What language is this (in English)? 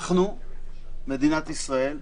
Hebrew